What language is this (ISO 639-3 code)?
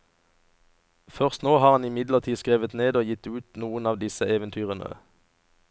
nor